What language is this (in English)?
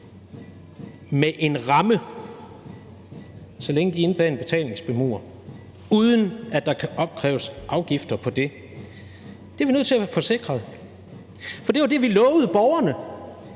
Danish